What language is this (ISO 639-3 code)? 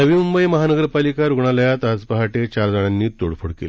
mar